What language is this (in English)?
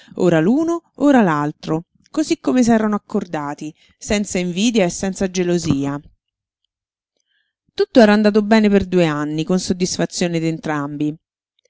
Italian